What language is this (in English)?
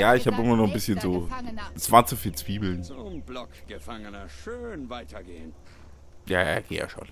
German